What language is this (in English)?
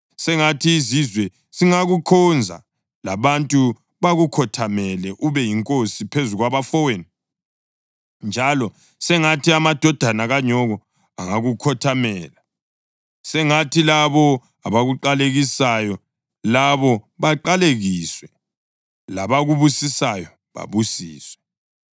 North Ndebele